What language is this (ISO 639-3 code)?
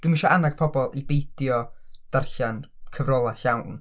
cym